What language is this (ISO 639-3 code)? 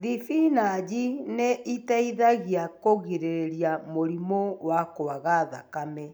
kik